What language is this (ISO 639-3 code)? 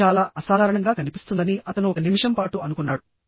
tel